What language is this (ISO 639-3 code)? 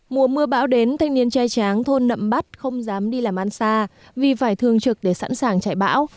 vie